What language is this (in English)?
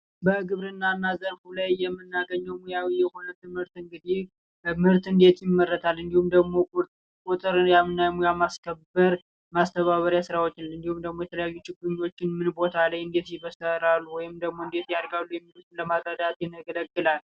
Amharic